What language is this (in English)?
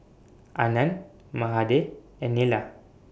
English